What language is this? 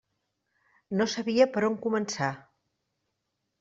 Catalan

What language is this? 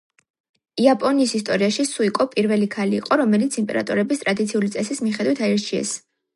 Georgian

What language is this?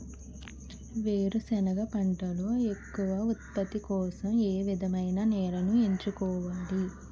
Telugu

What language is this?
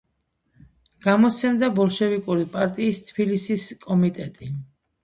Georgian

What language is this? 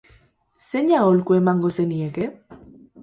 Basque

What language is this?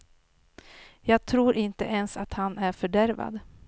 Swedish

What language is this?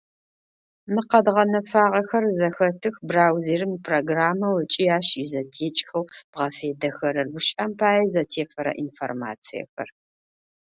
Adyghe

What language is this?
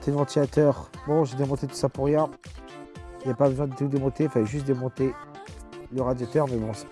French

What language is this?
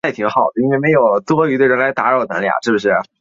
Chinese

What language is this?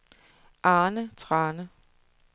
Danish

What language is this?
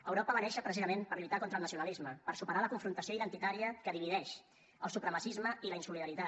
Catalan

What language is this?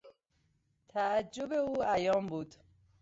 Persian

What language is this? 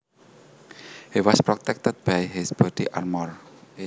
Javanese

